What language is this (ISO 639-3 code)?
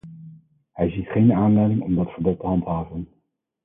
nld